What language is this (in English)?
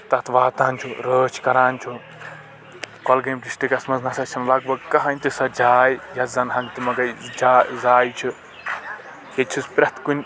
Kashmiri